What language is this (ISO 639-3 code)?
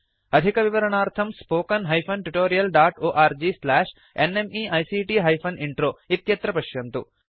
san